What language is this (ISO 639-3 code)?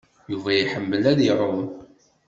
kab